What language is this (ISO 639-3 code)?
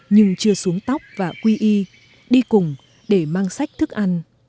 vie